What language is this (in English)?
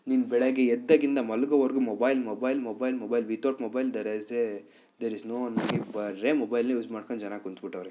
Kannada